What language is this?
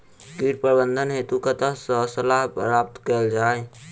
Maithili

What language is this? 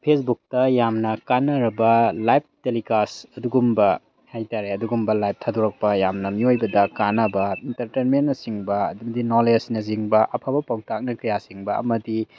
Manipuri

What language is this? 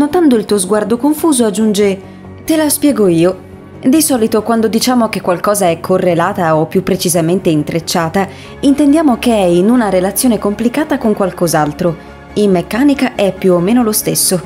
Italian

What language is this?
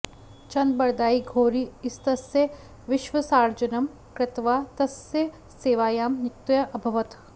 Sanskrit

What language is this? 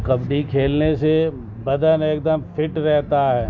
Urdu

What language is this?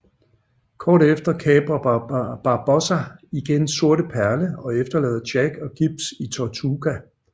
Danish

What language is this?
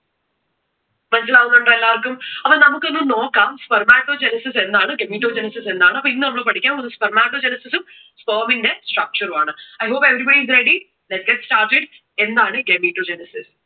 Malayalam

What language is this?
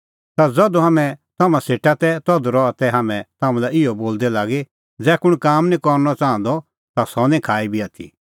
Kullu Pahari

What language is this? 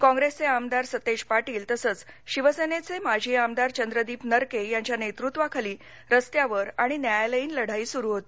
Marathi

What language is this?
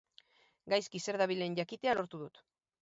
Basque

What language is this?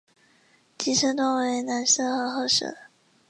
Chinese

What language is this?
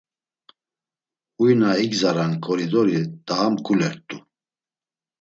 Laz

